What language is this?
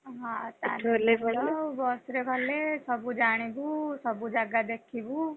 Odia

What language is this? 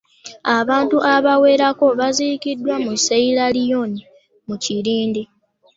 Ganda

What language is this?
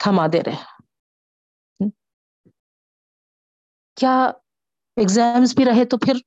Urdu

